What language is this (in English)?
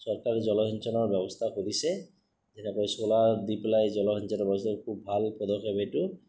Assamese